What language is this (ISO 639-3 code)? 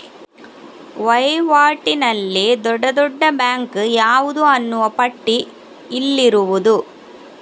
kan